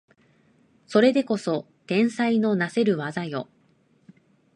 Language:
Japanese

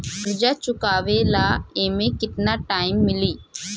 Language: Bhojpuri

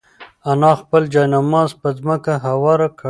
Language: Pashto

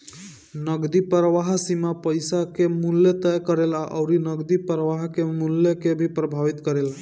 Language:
Bhojpuri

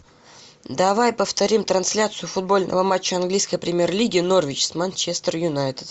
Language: Russian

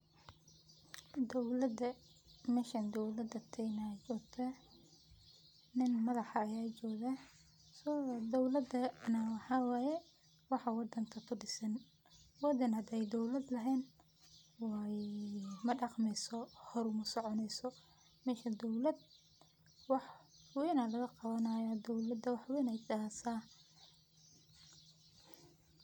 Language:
Somali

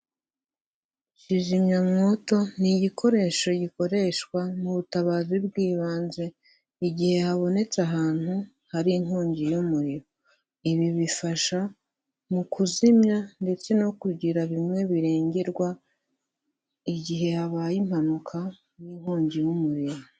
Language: Kinyarwanda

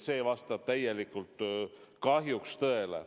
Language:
Estonian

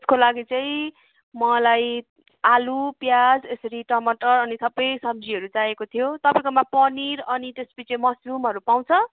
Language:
Nepali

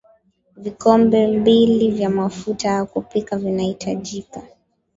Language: Swahili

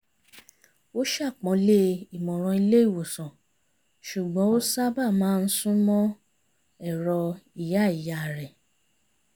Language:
Yoruba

